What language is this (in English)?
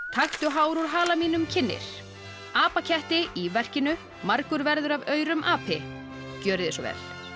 Icelandic